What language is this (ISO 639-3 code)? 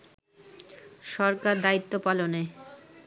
ben